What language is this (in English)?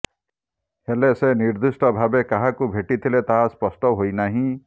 Odia